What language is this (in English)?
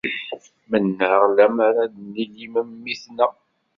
Kabyle